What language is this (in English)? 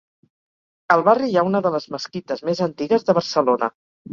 Catalan